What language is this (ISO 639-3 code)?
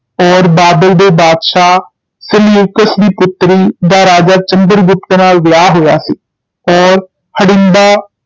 pan